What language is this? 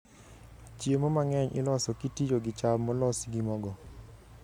Luo (Kenya and Tanzania)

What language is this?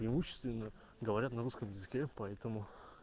Russian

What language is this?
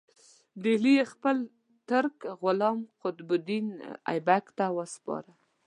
Pashto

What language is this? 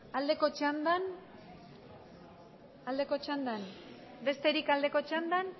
Basque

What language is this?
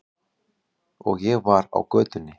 Icelandic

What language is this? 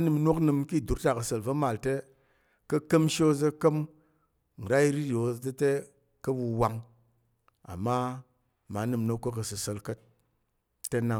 Tarok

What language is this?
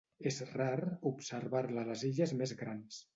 Catalan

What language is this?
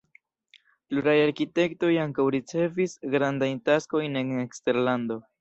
Esperanto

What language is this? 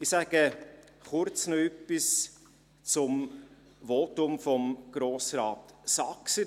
Swiss German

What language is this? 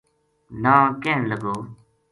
Gujari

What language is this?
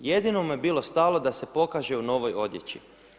Croatian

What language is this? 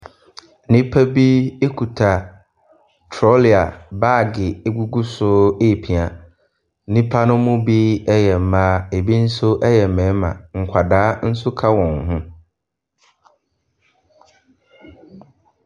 Akan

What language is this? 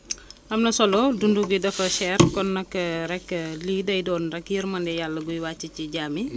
Wolof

